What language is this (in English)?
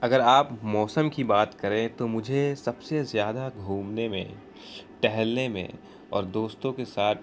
Urdu